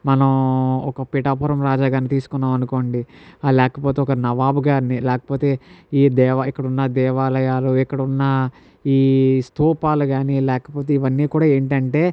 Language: Telugu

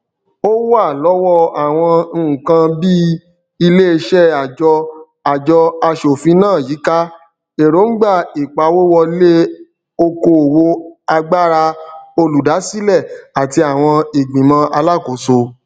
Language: Yoruba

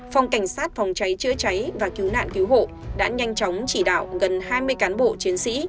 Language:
Vietnamese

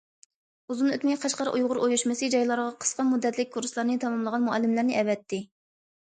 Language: Uyghur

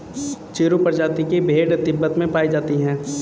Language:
Hindi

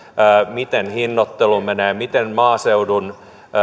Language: Finnish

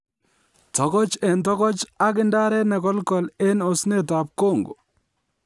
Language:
Kalenjin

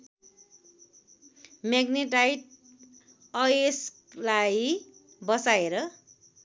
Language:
Nepali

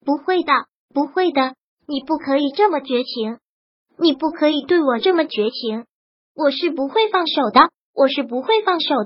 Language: Chinese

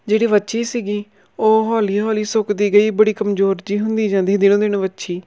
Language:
Punjabi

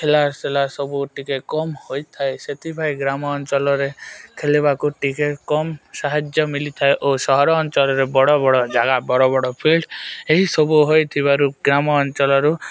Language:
Odia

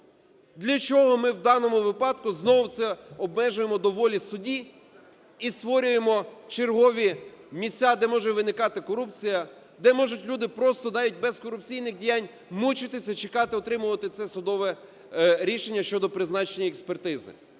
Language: Ukrainian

